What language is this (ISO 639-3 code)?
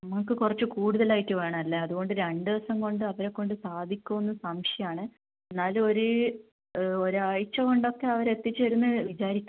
mal